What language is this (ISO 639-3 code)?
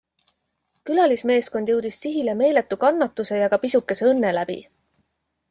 est